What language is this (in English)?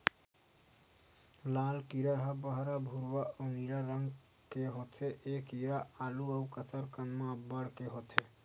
Chhattisgarhi